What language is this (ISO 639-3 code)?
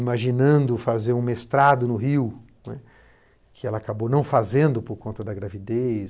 por